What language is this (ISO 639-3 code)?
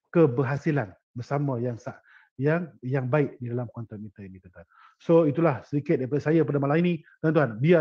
msa